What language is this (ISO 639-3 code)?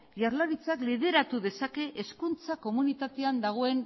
eus